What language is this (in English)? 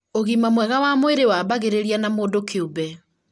Kikuyu